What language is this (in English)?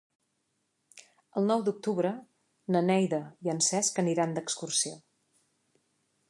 Catalan